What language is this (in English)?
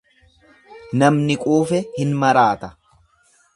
Oromo